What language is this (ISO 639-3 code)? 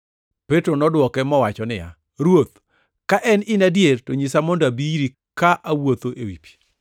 luo